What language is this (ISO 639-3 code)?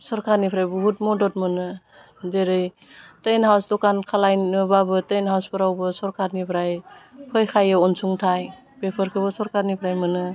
brx